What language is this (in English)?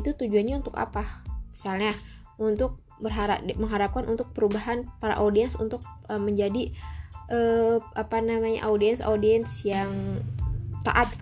Indonesian